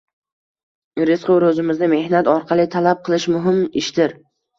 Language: Uzbek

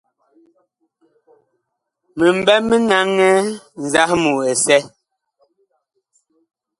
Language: Bakoko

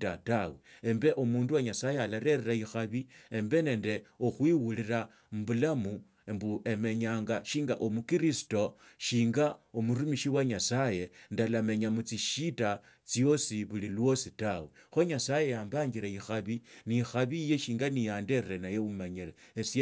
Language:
Tsotso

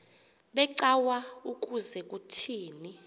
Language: Xhosa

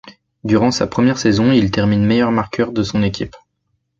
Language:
French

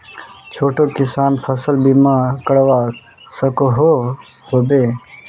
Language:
Magahi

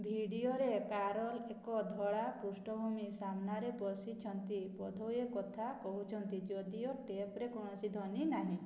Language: Odia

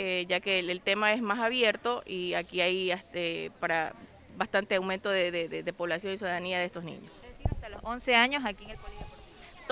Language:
Spanish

